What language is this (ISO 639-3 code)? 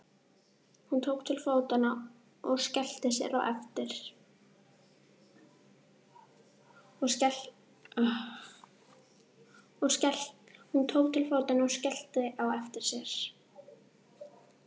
isl